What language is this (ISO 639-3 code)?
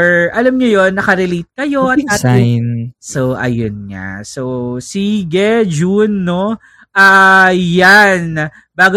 fil